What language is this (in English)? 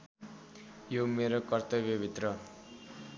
Nepali